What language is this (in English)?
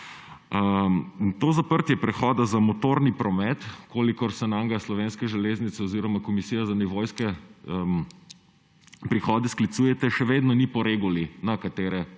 Slovenian